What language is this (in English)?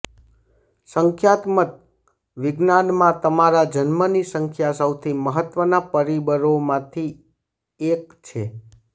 Gujarati